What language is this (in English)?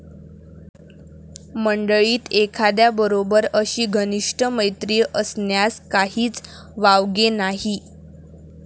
Marathi